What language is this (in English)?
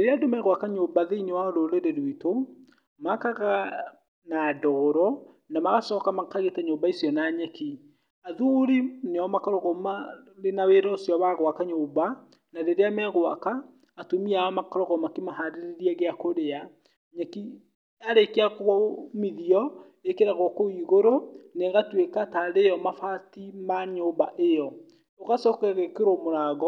Kikuyu